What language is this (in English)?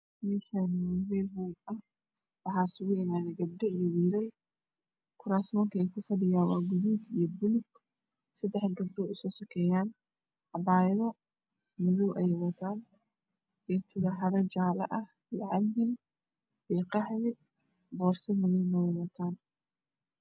Somali